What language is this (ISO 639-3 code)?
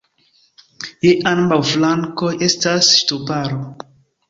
epo